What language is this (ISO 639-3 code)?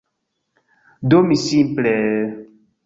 epo